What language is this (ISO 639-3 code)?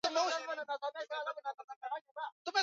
swa